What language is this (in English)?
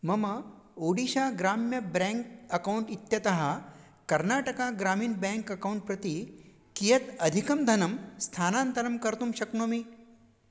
Sanskrit